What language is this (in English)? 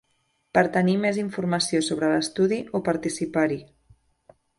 Catalan